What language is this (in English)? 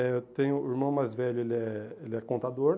Portuguese